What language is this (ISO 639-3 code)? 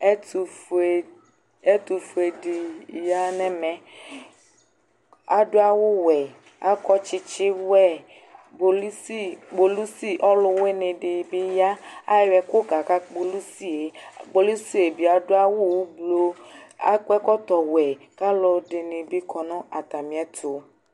kpo